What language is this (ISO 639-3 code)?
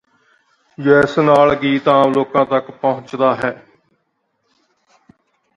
pan